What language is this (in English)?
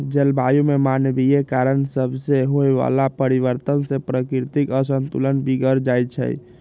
Magahi